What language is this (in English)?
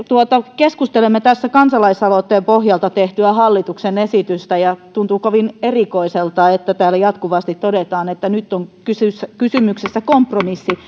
Finnish